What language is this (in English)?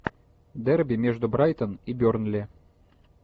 Russian